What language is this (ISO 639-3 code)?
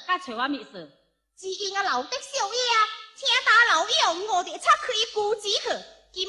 zho